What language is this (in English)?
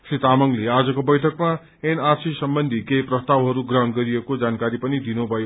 Nepali